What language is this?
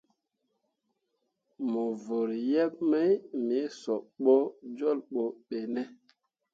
Mundang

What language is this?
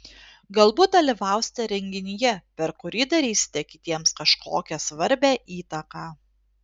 Lithuanian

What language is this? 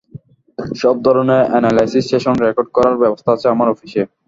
Bangla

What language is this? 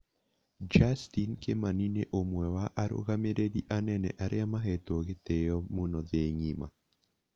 Kikuyu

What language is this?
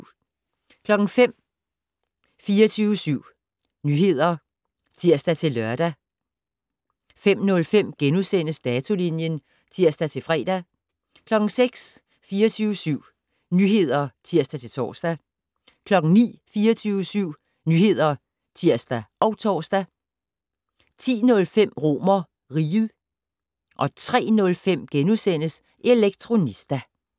Danish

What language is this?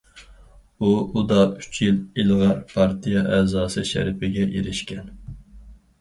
Uyghur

